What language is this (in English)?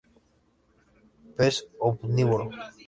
Spanish